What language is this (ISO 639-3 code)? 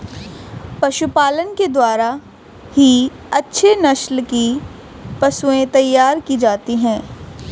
hin